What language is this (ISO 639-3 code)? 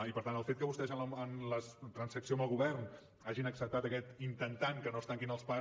cat